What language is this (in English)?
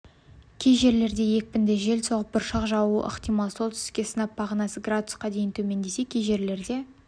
Kazakh